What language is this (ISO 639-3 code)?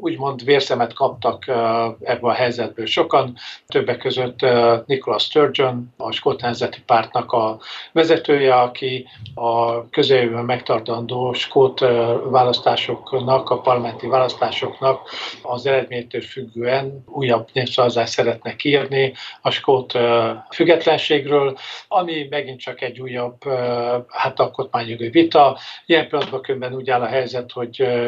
hun